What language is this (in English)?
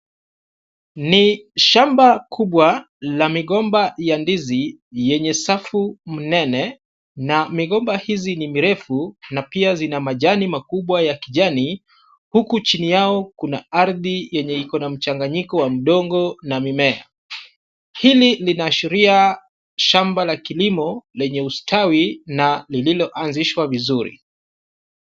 Swahili